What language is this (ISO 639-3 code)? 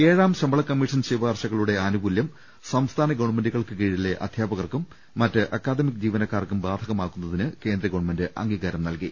mal